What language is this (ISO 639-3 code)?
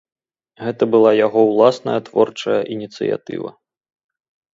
bel